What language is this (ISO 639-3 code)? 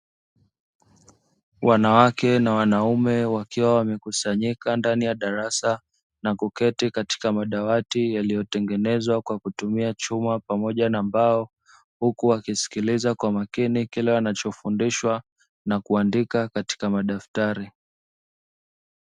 swa